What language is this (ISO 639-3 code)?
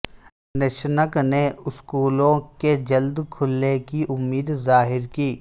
urd